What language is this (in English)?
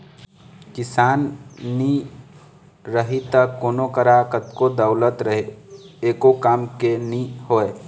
Chhattisgarhi